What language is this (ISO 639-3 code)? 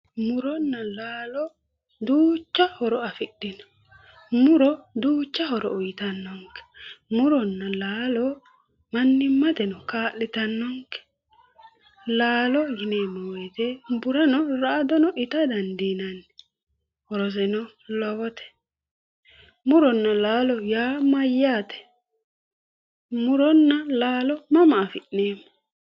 sid